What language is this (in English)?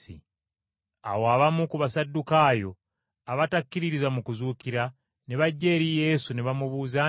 Ganda